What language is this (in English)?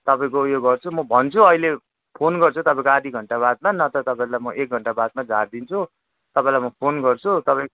Nepali